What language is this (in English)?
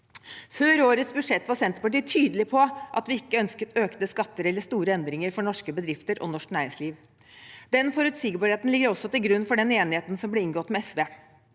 Norwegian